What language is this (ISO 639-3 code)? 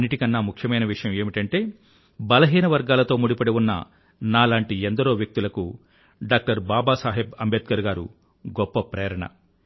tel